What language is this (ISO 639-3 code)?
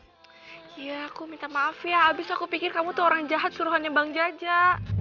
ind